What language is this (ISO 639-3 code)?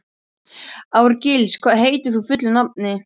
isl